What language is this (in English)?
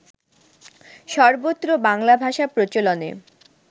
Bangla